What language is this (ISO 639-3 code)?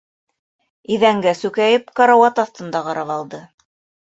bak